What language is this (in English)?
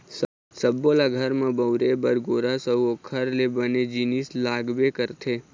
Chhattisgarhi